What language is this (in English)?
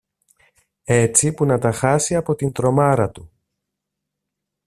Greek